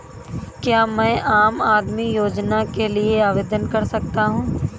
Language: Hindi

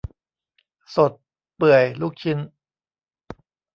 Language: Thai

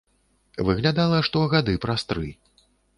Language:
Belarusian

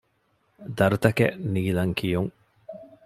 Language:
Divehi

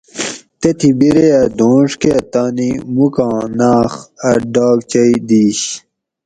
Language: Gawri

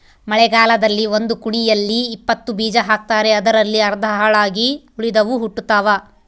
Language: Kannada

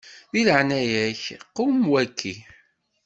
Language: Kabyle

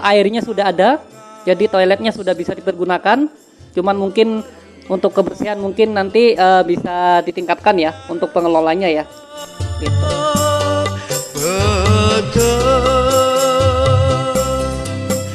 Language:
Indonesian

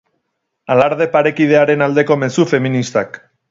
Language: Basque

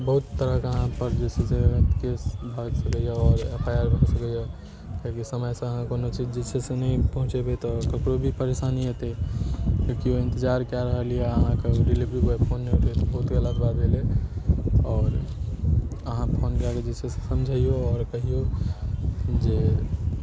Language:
Maithili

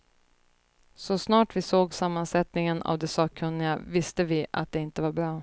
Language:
Swedish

